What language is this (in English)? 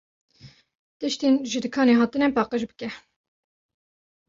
Kurdish